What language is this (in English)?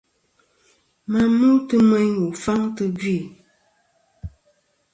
Kom